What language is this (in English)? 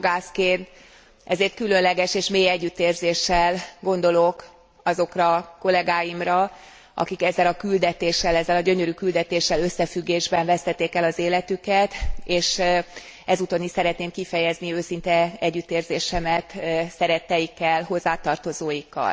Hungarian